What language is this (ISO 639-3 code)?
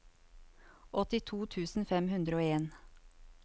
nor